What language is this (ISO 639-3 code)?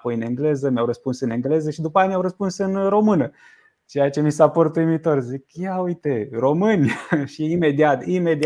ron